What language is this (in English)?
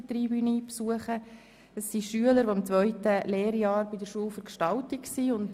Swiss German